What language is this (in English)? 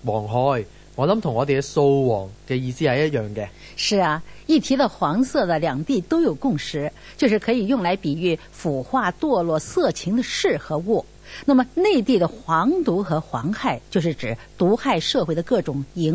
Chinese